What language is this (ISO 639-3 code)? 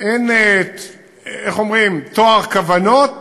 heb